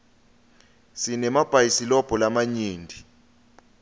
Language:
Swati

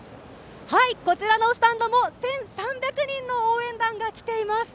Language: Japanese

